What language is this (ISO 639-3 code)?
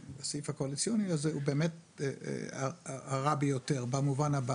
heb